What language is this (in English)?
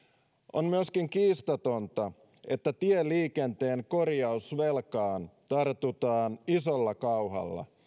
Finnish